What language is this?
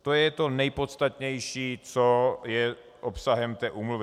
Czech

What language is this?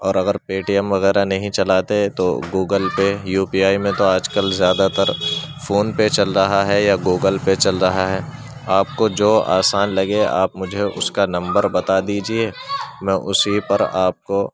Urdu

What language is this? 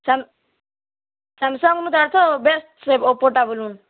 Odia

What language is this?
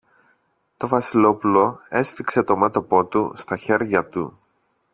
Greek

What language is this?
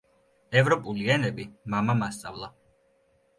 Georgian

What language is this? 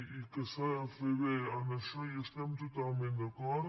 Catalan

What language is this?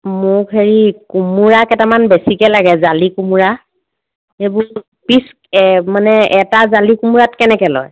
Assamese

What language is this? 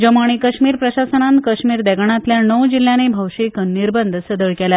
Konkani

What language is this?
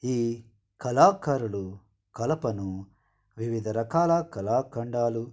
Telugu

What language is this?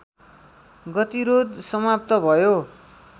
Nepali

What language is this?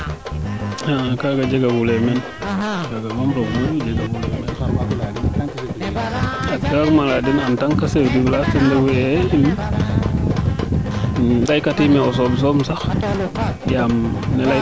Serer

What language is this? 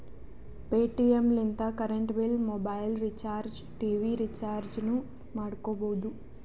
Kannada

